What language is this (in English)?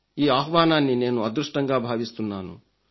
Telugu